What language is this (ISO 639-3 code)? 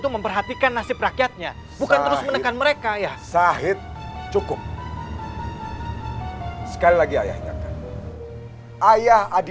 ind